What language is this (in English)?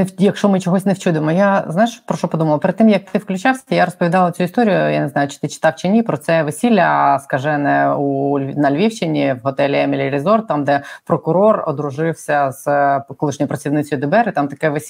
Ukrainian